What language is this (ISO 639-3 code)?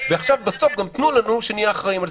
heb